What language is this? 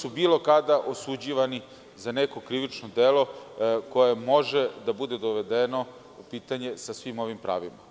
Serbian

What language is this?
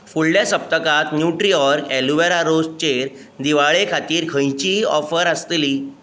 Konkani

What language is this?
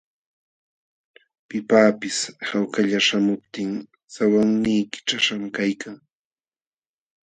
Jauja Wanca Quechua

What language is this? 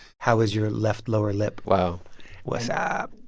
English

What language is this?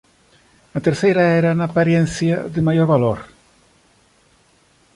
Galician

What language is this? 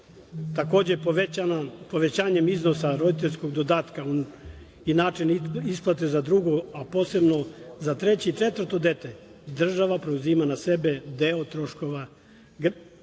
Serbian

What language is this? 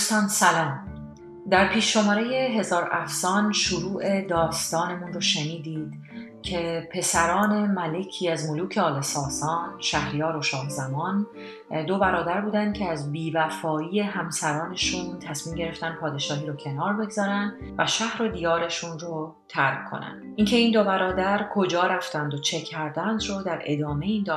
Persian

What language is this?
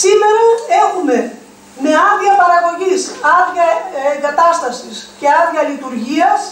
Greek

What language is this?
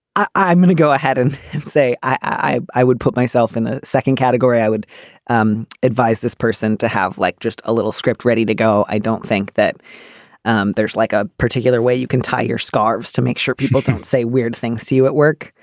English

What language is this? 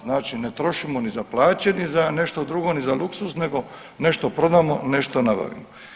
Croatian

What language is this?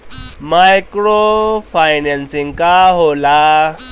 Bhojpuri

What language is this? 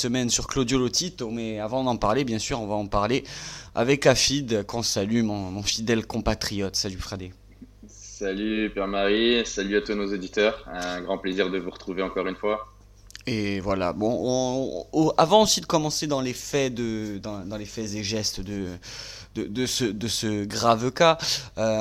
French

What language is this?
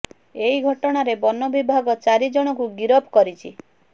Odia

